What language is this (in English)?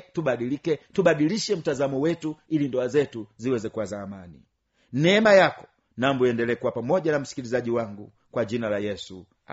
Swahili